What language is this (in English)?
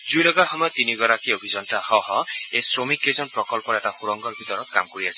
Assamese